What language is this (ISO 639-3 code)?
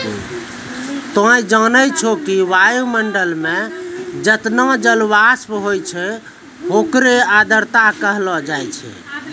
mai